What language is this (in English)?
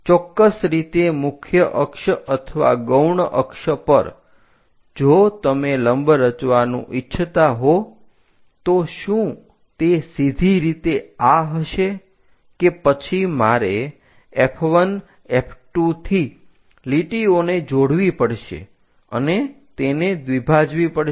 Gujarati